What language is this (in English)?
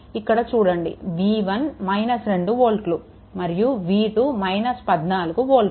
Telugu